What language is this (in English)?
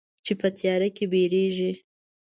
Pashto